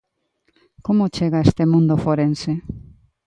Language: Galician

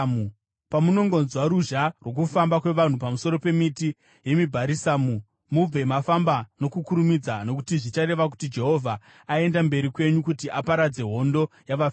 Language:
Shona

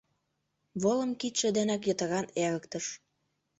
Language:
Mari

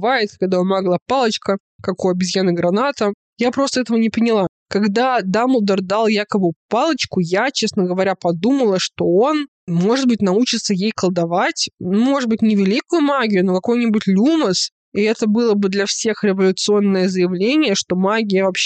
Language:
Russian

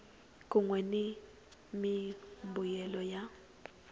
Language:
Tsonga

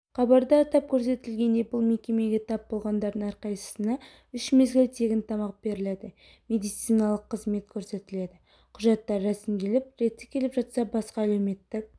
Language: Kazakh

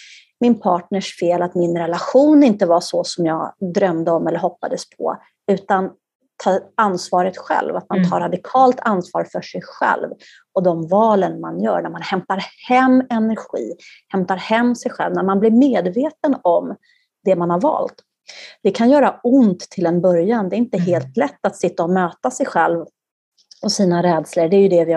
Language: Swedish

